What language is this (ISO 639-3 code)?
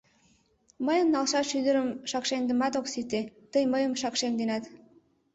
chm